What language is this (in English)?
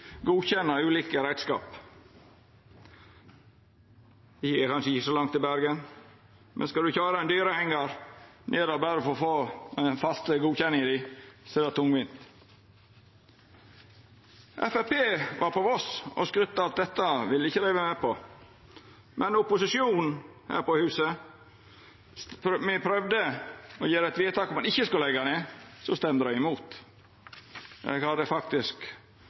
Norwegian Nynorsk